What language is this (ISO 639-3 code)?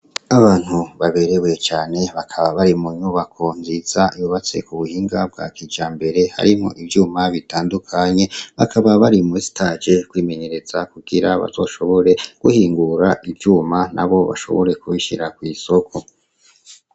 run